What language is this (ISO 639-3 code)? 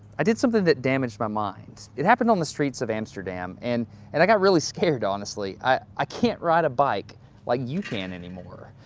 eng